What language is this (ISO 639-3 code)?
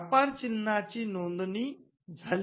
mar